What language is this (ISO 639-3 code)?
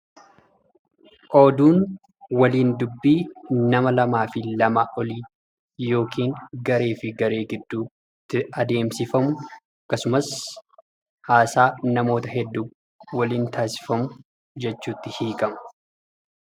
orm